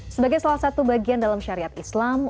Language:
Indonesian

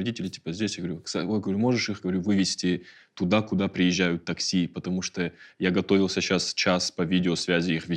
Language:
Russian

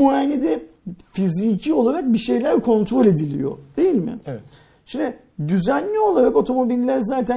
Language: Turkish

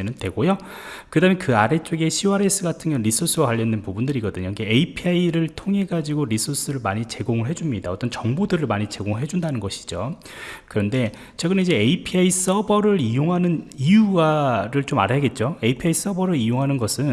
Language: Korean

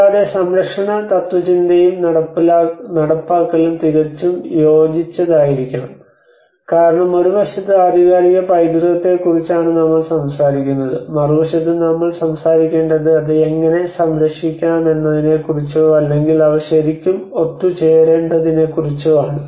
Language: Malayalam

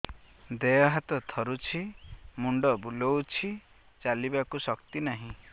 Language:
Odia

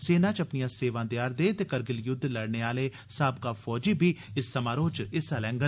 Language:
Dogri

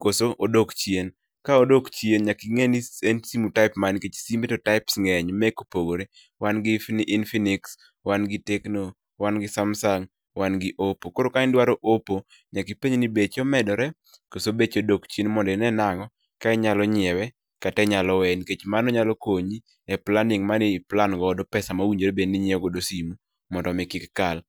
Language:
Luo (Kenya and Tanzania)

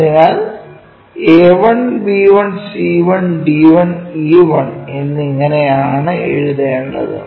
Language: Malayalam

